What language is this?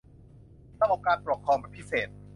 Thai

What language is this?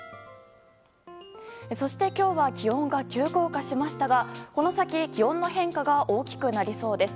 Japanese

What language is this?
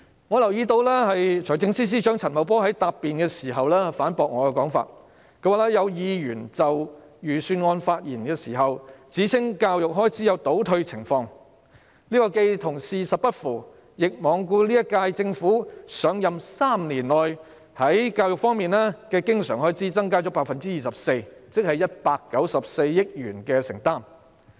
Cantonese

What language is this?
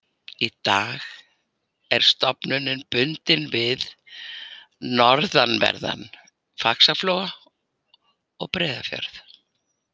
Icelandic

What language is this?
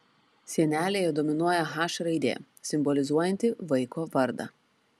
Lithuanian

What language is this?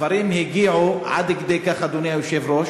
Hebrew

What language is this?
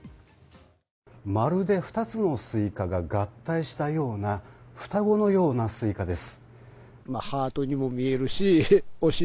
Japanese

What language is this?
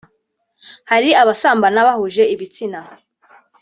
Kinyarwanda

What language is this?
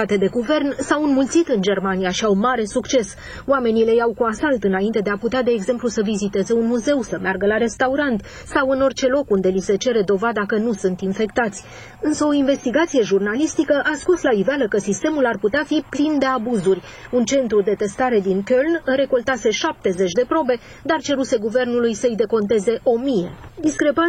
Romanian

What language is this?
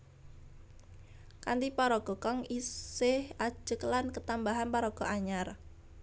Javanese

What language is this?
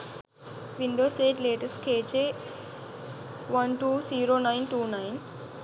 Sinhala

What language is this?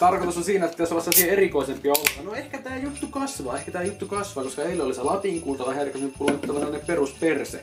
Finnish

